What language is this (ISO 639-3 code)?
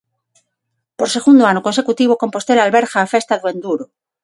glg